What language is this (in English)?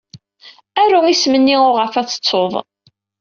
Kabyle